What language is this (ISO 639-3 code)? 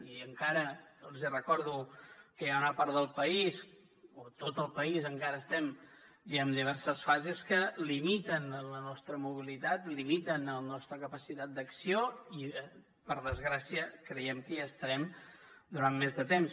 cat